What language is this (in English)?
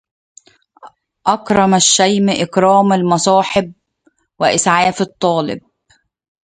Arabic